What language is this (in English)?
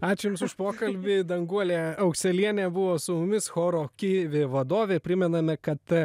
Lithuanian